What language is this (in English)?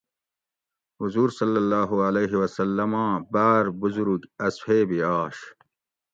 Gawri